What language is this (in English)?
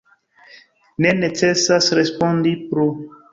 Esperanto